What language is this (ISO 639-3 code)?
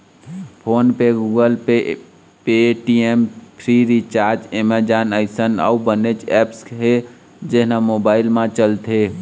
hne